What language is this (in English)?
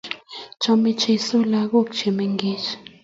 Kalenjin